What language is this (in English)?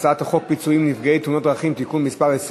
Hebrew